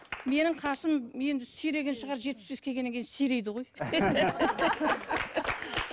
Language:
Kazakh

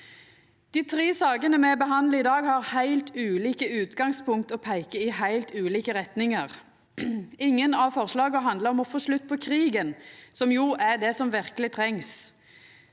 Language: Norwegian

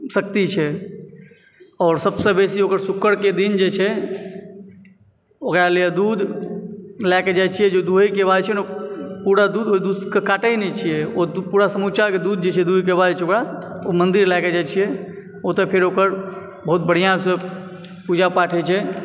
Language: Maithili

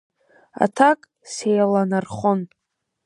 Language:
Abkhazian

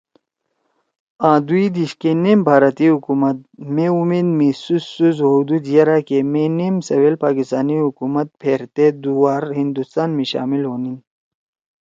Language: Torwali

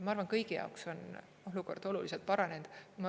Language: Estonian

